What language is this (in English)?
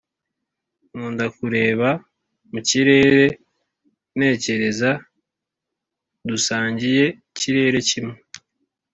Kinyarwanda